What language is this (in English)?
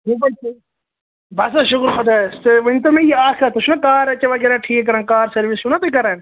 Kashmiri